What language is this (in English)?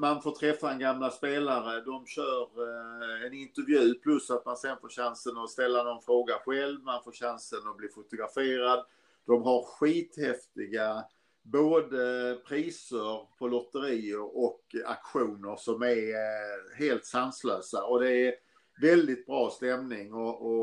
Swedish